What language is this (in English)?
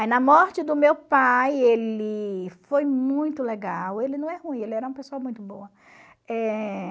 Portuguese